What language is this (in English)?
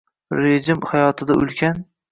Uzbek